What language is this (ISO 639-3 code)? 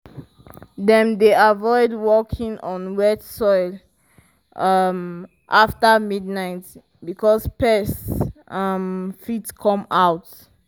pcm